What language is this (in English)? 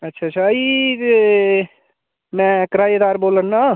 Dogri